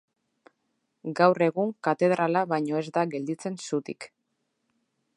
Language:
Basque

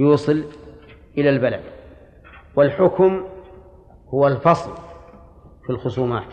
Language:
Arabic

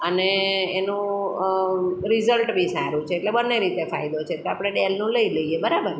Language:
Gujarati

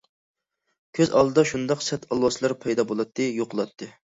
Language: Uyghur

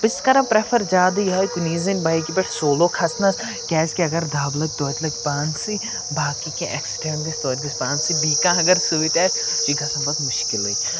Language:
Kashmiri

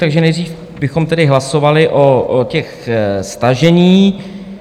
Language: Czech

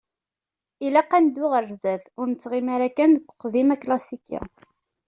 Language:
Kabyle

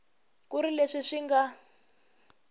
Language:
Tsonga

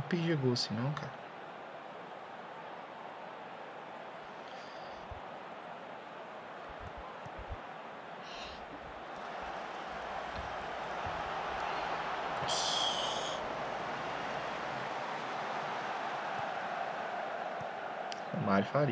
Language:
Portuguese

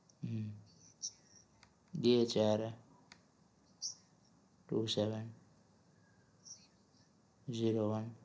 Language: Gujarati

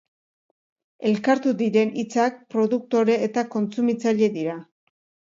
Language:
Basque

